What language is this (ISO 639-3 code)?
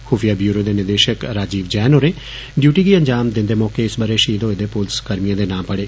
doi